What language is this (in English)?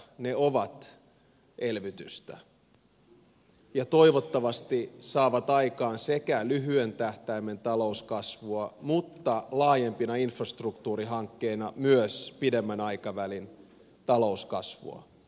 Finnish